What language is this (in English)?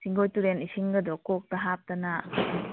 Manipuri